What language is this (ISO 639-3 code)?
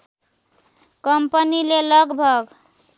nep